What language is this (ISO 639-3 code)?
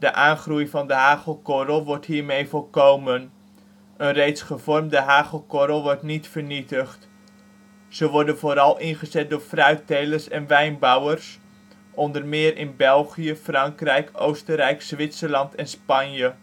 nld